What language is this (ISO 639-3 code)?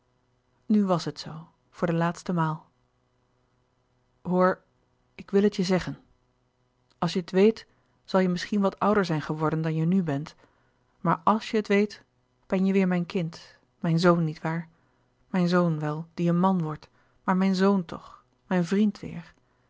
nld